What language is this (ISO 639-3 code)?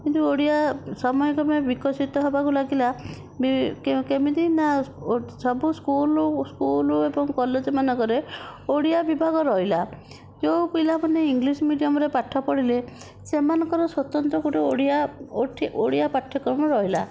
ori